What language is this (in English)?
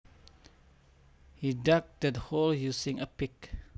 Javanese